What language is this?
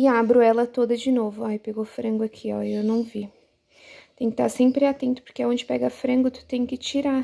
Portuguese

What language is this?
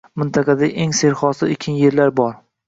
Uzbek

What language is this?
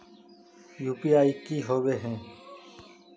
Magahi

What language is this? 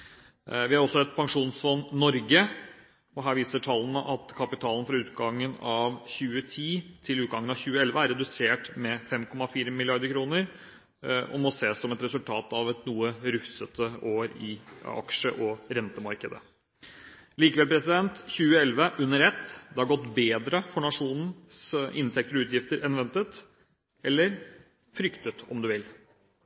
Norwegian Bokmål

